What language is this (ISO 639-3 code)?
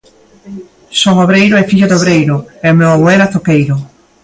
glg